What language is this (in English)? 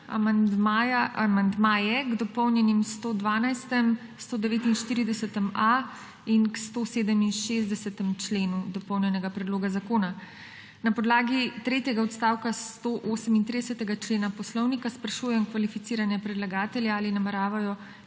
Slovenian